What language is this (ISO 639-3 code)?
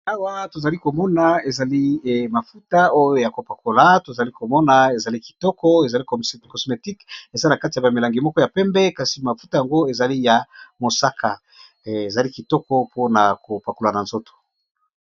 lin